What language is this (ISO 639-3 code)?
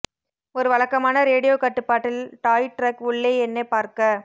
tam